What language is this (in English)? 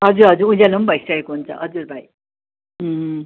Nepali